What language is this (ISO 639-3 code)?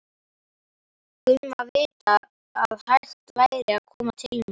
isl